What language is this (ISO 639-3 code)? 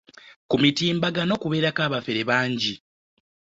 lug